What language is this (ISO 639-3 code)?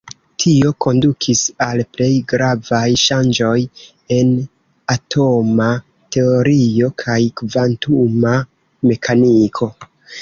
epo